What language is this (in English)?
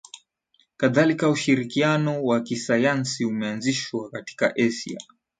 Swahili